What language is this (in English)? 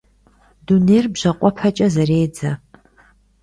Kabardian